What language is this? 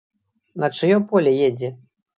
Belarusian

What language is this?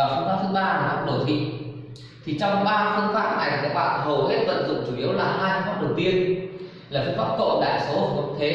Vietnamese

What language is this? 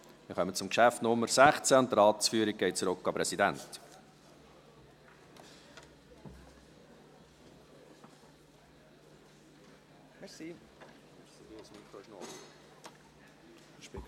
Swiss German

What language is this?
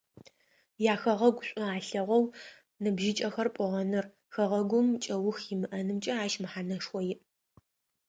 Adyghe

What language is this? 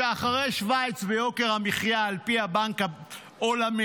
Hebrew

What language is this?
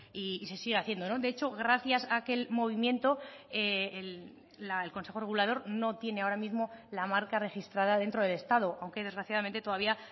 Spanish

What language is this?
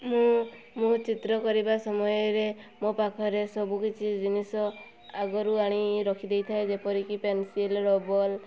Odia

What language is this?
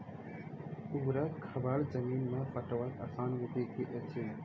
Maithili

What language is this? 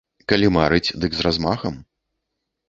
Belarusian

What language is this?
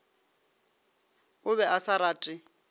Northern Sotho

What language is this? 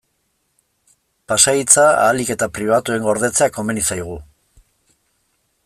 Basque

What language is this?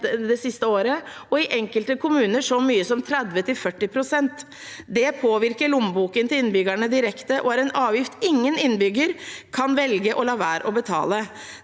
Norwegian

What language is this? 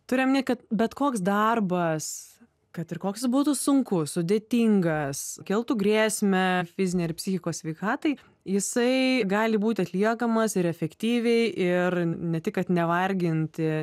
Lithuanian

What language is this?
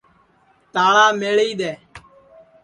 Sansi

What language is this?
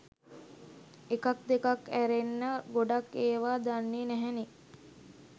Sinhala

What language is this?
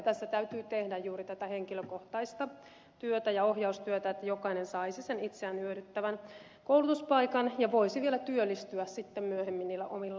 Finnish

